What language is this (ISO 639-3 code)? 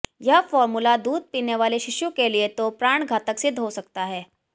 hin